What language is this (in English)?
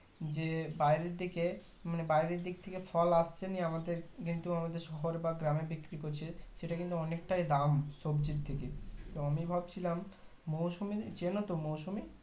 Bangla